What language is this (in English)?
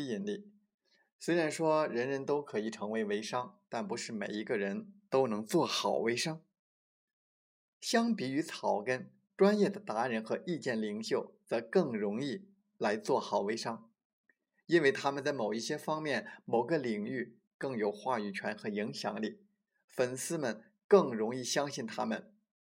Chinese